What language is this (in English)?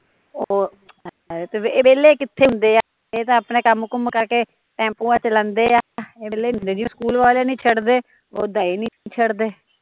Punjabi